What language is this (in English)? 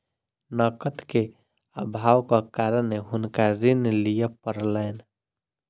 Maithili